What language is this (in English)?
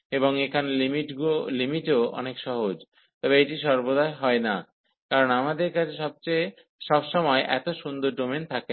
Bangla